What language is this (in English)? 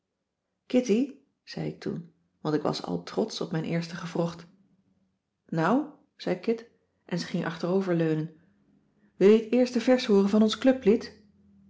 Dutch